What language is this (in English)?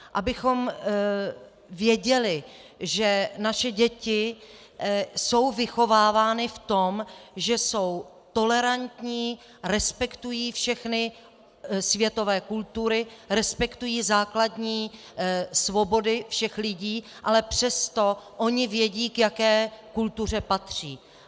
Czech